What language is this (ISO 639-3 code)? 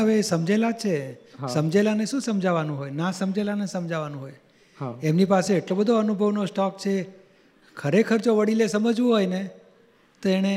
guj